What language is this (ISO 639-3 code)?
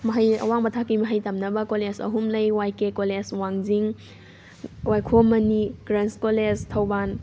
mni